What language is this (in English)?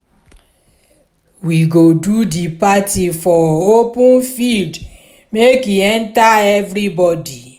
Nigerian Pidgin